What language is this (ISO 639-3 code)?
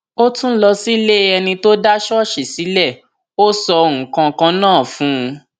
yor